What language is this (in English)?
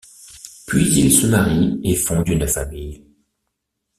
French